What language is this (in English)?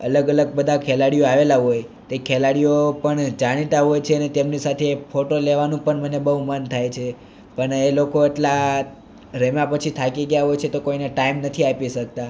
Gujarati